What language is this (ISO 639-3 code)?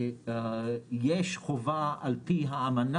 heb